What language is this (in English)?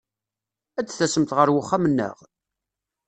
Kabyle